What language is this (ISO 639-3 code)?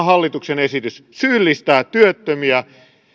fin